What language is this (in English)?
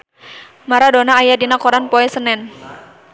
Sundanese